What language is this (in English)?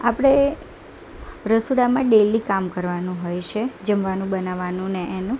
Gujarati